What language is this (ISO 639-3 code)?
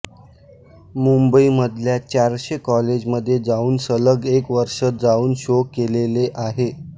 mar